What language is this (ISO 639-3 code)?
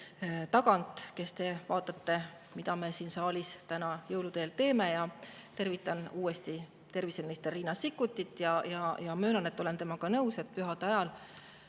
est